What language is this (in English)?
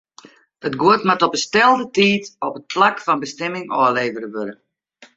Western Frisian